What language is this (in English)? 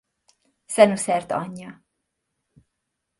Hungarian